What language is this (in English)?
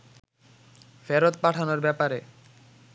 Bangla